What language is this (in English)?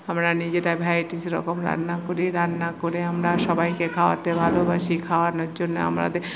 Bangla